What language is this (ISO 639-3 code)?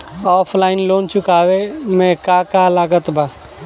bho